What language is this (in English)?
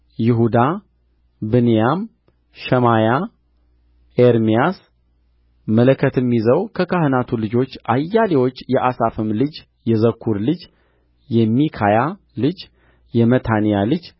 Amharic